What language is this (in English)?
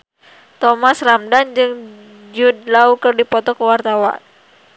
Sundanese